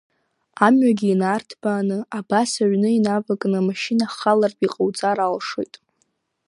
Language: Abkhazian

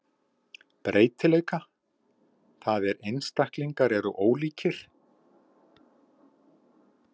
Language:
Icelandic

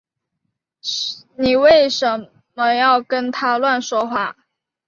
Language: Chinese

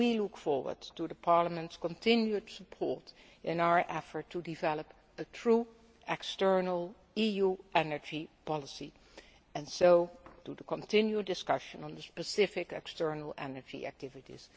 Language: English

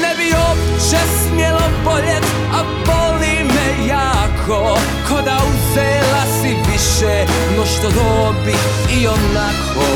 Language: Croatian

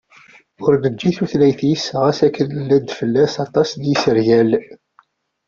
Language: Kabyle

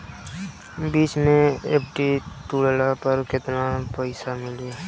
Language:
Bhojpuri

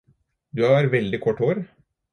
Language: Norwegian Bokmål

